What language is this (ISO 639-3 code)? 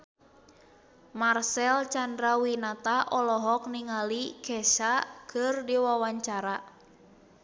sun